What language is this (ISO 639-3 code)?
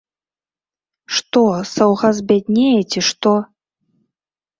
bel